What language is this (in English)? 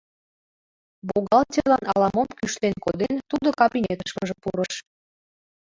Mari